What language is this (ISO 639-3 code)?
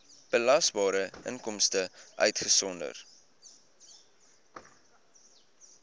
afr